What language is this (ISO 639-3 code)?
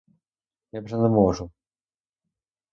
ukr